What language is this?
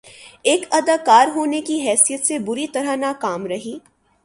Urdu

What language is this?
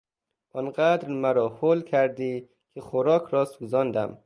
Persian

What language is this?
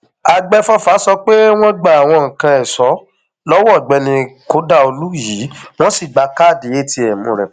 Yoruba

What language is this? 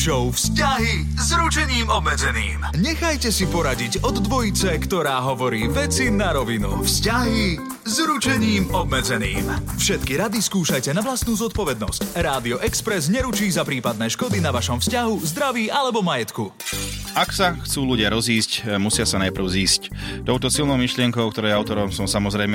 Slovak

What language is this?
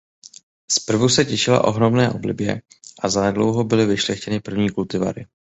Czech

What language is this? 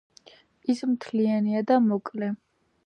Georgian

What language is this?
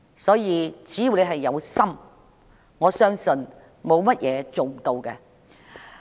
Cantonese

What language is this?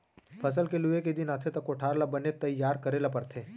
Chhattisgarhi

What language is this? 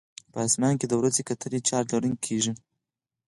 Pashto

